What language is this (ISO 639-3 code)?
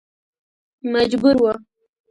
pus